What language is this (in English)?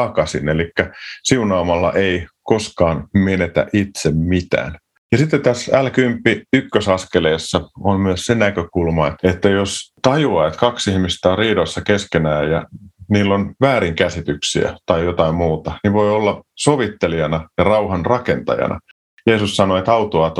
Finnish